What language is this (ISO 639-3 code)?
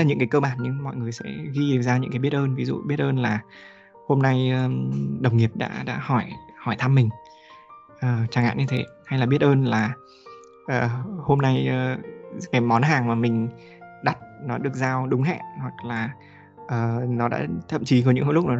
vie